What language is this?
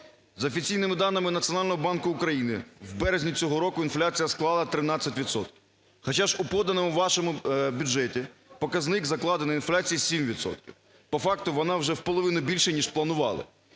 Ukrainian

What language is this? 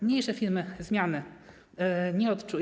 Polish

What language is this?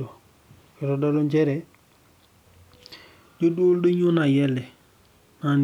Masai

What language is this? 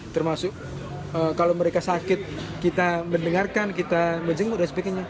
Indonesian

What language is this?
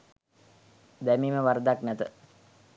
Sinhala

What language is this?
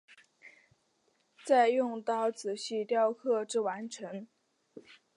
Chinese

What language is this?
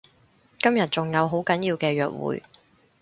Cantonese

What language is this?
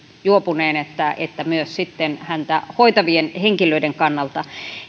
Finnish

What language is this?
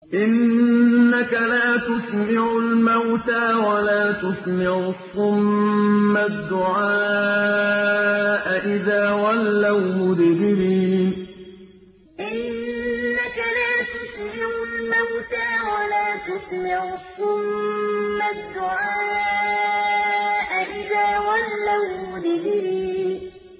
Arabic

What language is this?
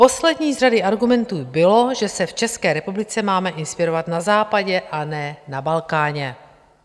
Czech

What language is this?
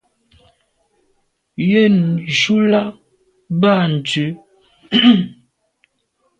Medumba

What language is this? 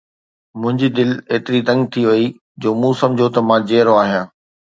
Sindhi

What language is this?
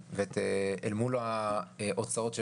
Hebrew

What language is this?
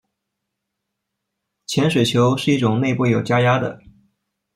Chinese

